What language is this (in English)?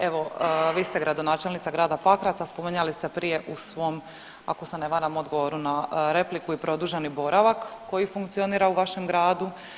Croatian